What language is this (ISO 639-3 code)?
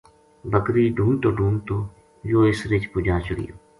gju